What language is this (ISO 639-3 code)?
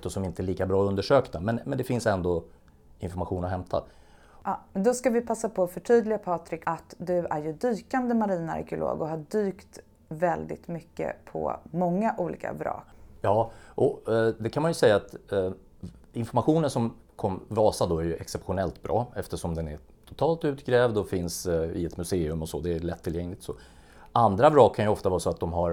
swe